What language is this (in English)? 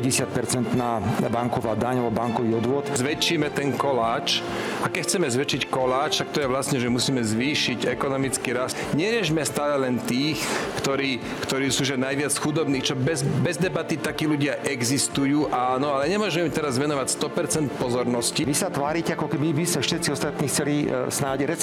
Slovak